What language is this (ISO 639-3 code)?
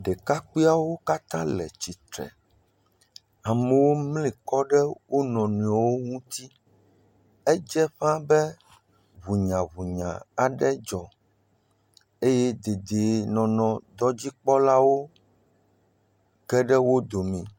ewe